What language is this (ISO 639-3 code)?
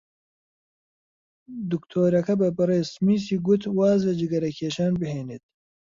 ckb